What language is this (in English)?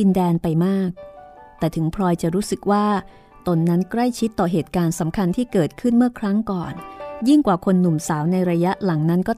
Thai